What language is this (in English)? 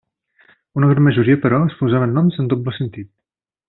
Catalan